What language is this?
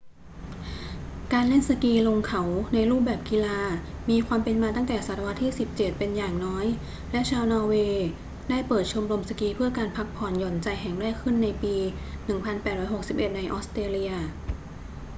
Thai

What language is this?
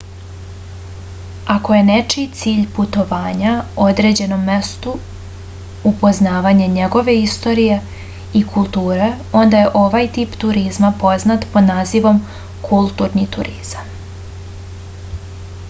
Serbian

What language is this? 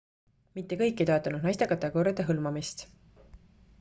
Estonian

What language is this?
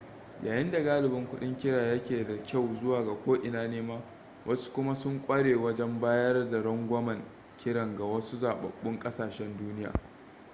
Hausa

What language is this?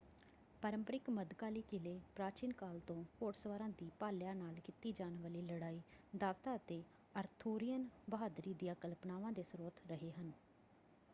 Punjabi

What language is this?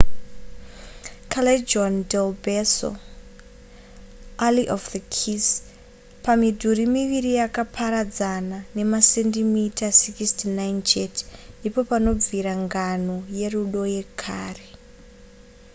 Shona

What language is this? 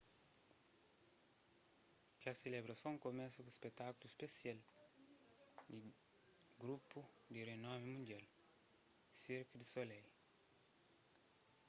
Kabuverdianu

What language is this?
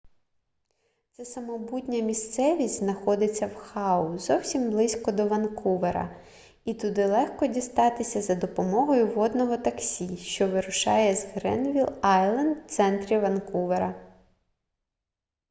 Ukrainian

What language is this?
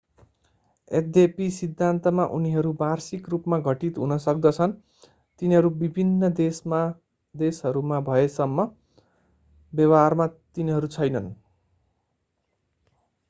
Nepali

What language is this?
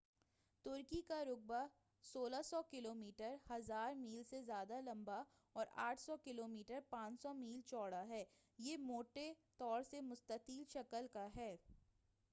Urdu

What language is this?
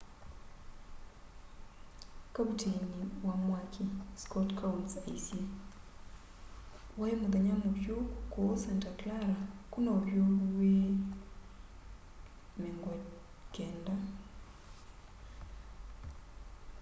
Kamba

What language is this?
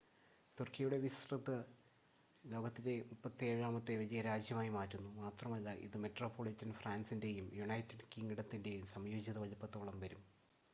Malayalam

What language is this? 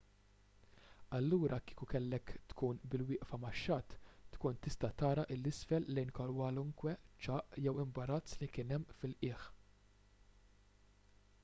Maltese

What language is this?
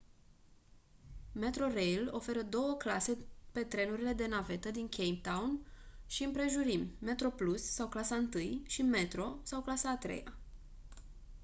Romanian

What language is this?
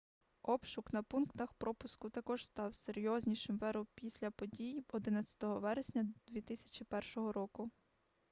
Ukrainian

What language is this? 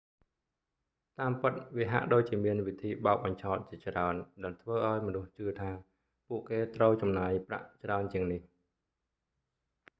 Khmer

